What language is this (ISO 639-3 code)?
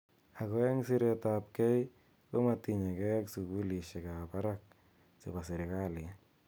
kln